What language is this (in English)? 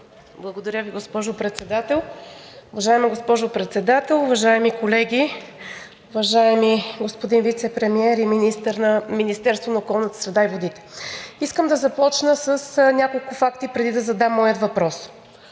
Bulgarian